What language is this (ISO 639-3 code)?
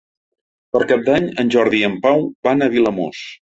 cat